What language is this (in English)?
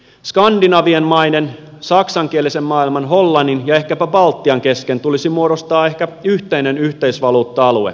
Finnish